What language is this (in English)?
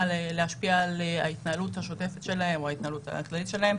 Hebrew